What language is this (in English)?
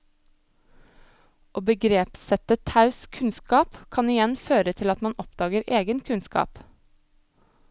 Norwegian